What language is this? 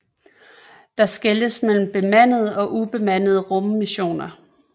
Danish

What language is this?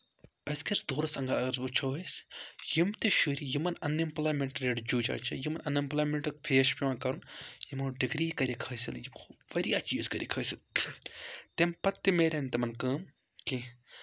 Kashmiri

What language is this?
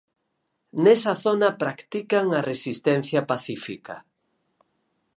Galician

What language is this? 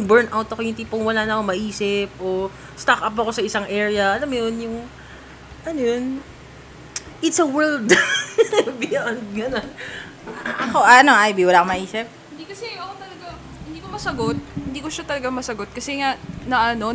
Filipino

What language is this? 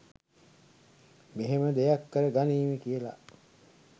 Sinhala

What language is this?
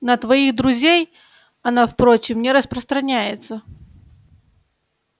Russian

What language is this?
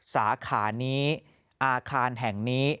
Thai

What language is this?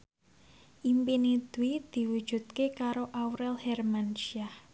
Javanese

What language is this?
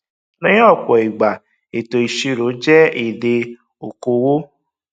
Yoruba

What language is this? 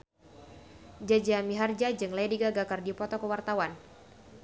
Sundanese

